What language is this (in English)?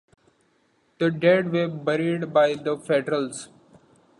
English